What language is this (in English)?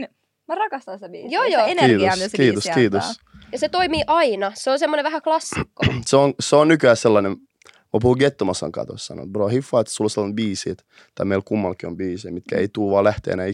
Finnish